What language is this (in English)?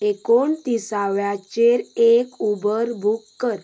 Konkani